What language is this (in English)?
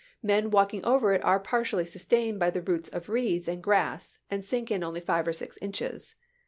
English